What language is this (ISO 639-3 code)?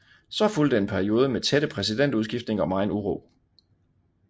dan